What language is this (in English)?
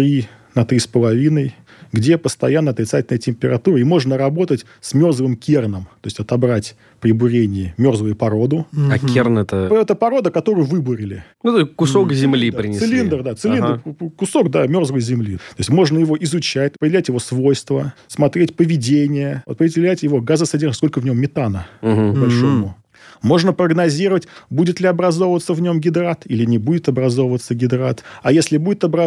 Russian